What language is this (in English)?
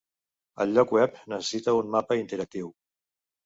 Catalan